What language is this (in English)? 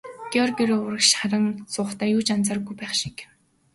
Mongolian